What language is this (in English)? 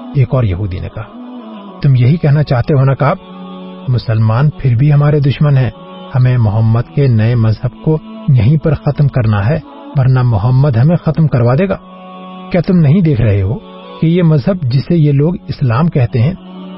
Urdu